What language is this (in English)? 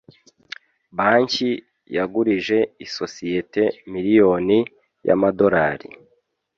Kinyarwanda